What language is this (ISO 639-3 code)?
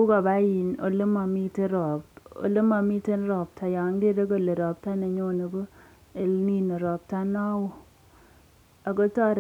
kln